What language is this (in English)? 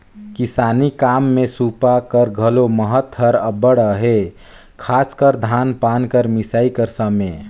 Chhattisgarhi